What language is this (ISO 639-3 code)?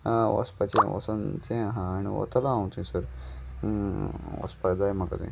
kok